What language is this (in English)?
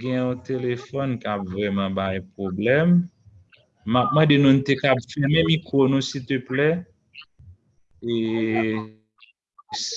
French